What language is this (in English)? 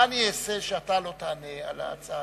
Hebrew